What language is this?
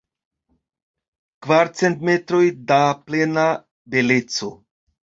Esperanto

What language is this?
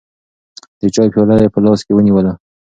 Pashto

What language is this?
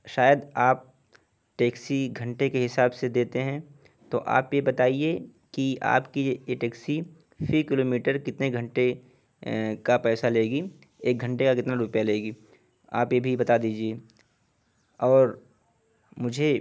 Urdu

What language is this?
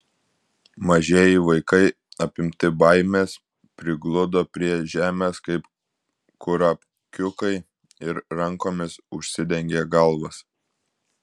Lithuanian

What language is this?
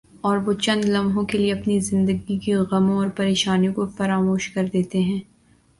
Urdu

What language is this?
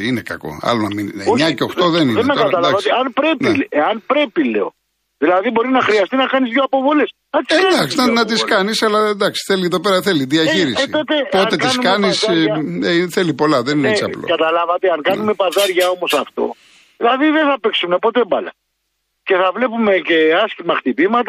Greek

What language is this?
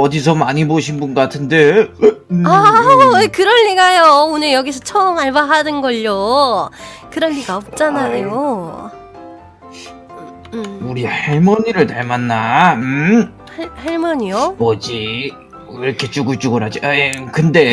Korean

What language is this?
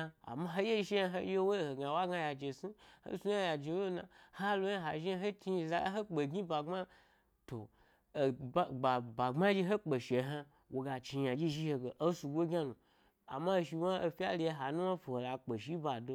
Gbari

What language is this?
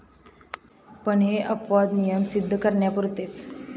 Marathi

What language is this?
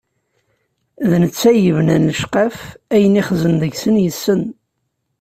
Kabyle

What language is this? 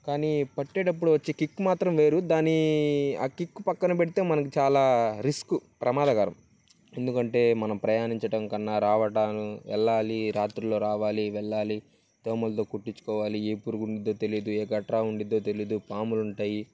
Telugu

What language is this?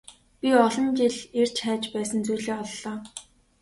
Mongolian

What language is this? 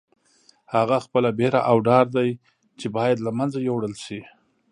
Pashto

